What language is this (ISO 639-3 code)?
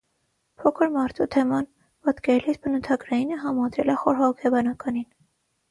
hye